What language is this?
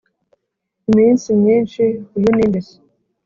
Kinyarwanda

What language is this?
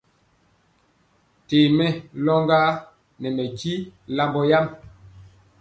Mpiemo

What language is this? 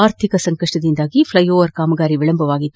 Kannada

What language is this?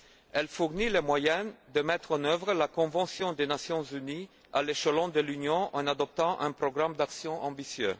French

